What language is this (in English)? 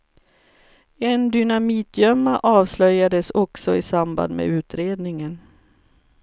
Swedish